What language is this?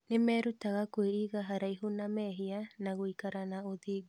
Kikuyu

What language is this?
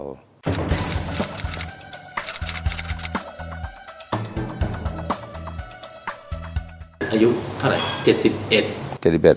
Thai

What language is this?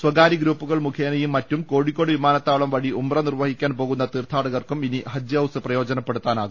Malayalam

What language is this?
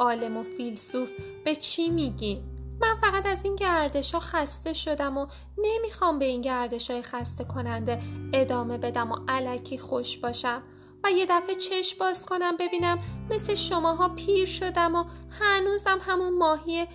Persian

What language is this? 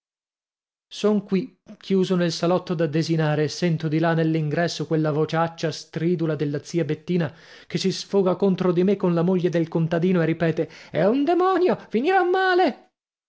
Italian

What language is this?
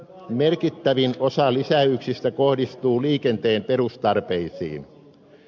Finnish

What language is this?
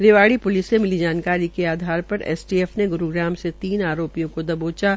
Hindi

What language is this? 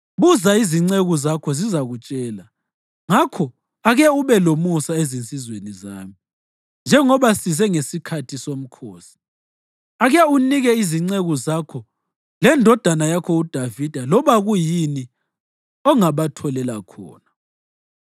North Ndebele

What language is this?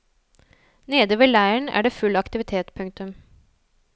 Norwegian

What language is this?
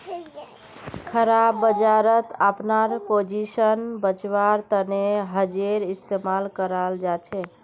Magahi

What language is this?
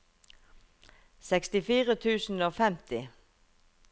Norwegian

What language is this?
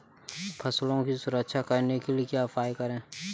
Hindi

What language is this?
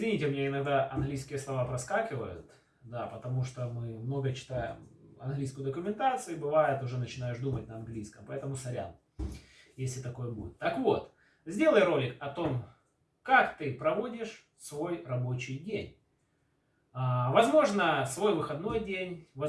Russian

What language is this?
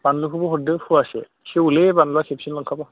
Bodo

